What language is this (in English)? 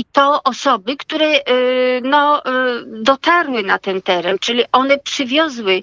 Polish